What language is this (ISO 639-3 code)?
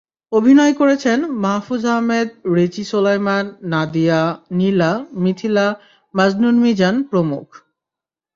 ben